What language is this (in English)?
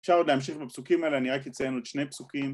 Hebrew